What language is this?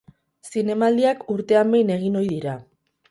Basque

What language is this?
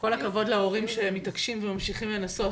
Hebrew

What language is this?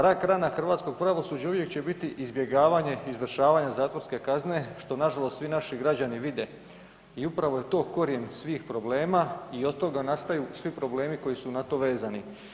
Croatian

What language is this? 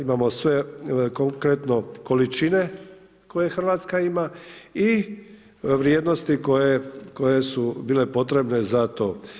Croatian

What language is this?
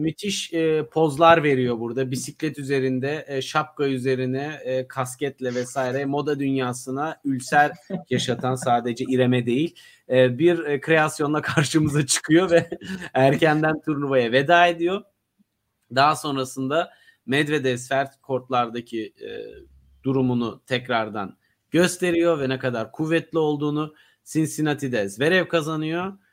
Turkish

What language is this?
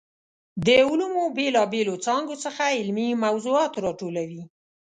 Pashto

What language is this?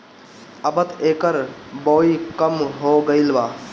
Bhojpuri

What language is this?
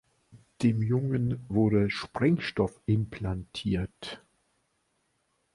German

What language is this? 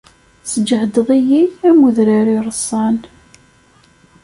Kabyle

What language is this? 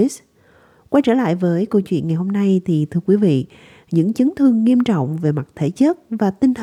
Vietnamese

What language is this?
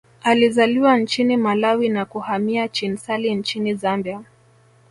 Swahili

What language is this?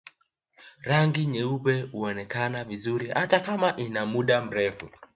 Swahili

